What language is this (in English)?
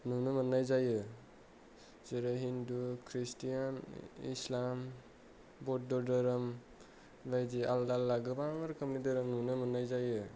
Bodo